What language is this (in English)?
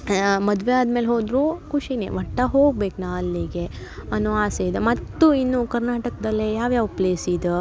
Kannada